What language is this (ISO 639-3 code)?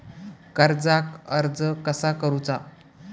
mar